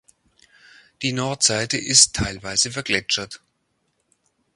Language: German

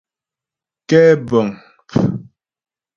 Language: Ghomala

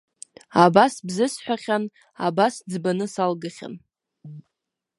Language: Abkhazian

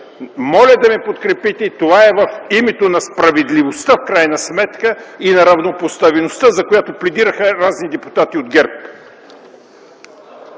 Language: Bulgarian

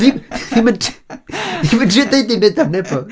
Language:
Welsh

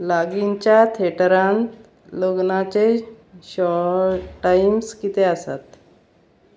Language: Konkani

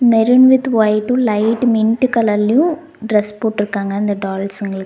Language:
Tamil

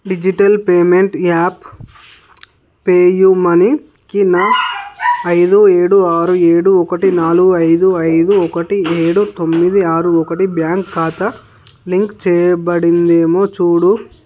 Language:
Telugu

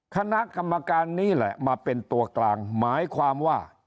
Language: Thai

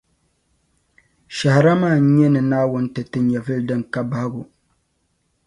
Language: Dagbani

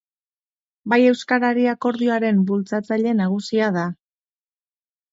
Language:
Basque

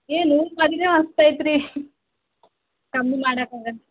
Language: Kannada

